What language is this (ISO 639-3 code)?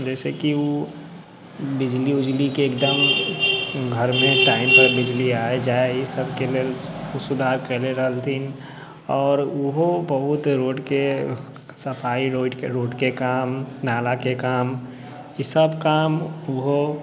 mai